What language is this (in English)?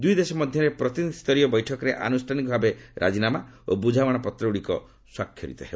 Odia